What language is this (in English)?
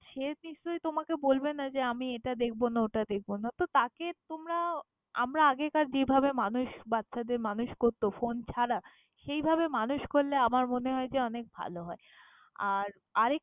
Bangla